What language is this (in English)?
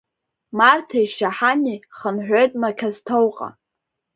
Abkhazian